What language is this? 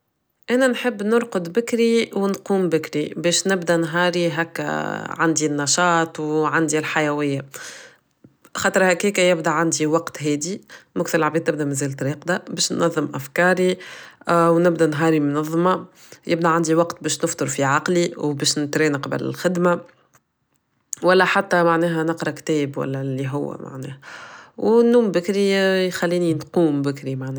Tunisian Arabic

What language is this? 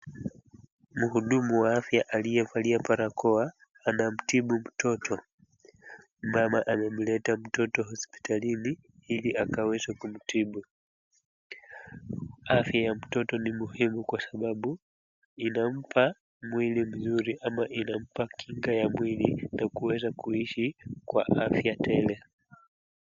Swahili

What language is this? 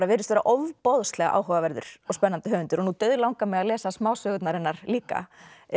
Icelandic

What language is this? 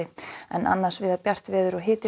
Icelandic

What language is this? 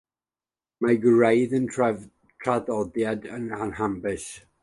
Welsh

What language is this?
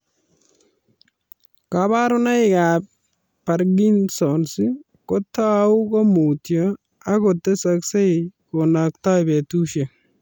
Kalenjin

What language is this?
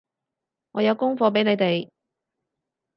Cantonese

